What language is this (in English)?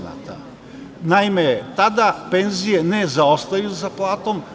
Serbian